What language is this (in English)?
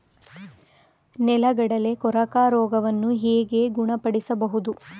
Kannada